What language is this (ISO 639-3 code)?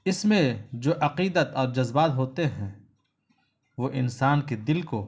urd